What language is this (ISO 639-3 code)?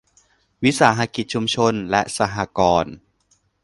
tha